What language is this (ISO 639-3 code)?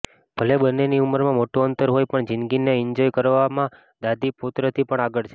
guj